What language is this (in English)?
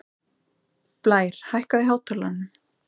Icelandic